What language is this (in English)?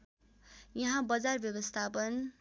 Nepali